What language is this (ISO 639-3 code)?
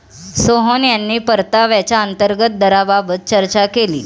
mar